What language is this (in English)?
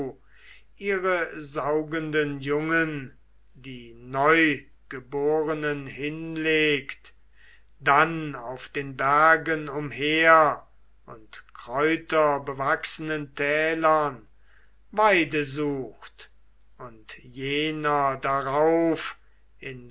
German